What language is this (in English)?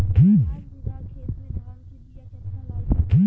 Bhojpuri